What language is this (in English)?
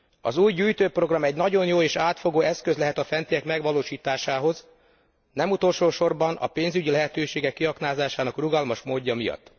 Hungarian